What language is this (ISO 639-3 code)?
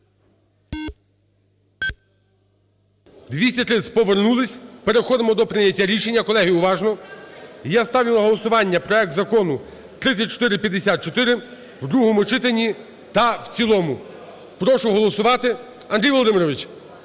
ukr